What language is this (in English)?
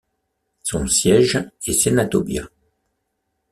French